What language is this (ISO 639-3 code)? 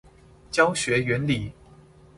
zho